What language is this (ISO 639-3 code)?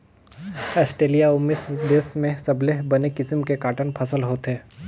hne